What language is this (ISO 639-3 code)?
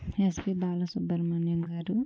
tel